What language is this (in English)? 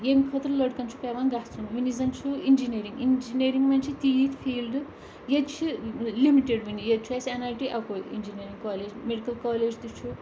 Kashmiri